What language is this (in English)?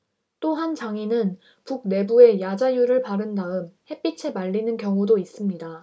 Korean